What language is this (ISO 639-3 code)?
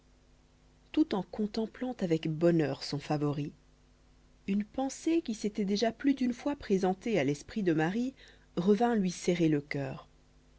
fra